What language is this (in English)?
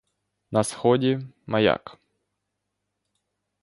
Ukrainian